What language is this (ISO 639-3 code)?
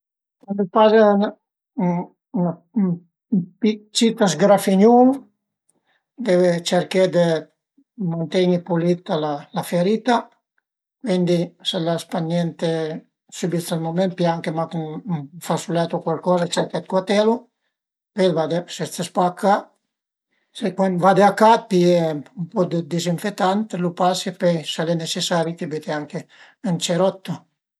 pms